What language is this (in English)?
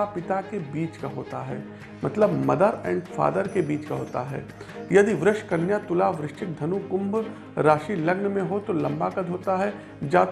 Hindi